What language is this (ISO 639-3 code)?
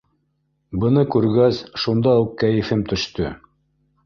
bak